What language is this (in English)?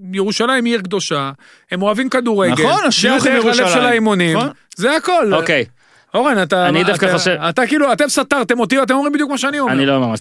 Hebrew